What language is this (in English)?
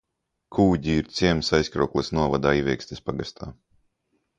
Latvian